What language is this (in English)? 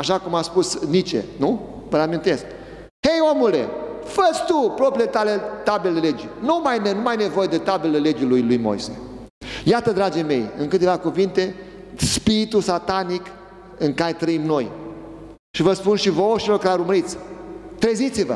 Romanian